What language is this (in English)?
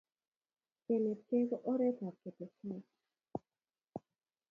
Kalenjin